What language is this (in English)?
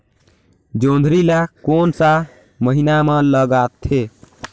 Chhattisgarhi